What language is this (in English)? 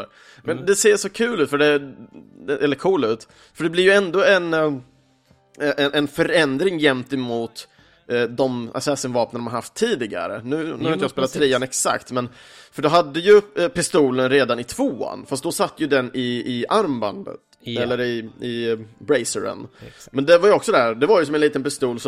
Swedish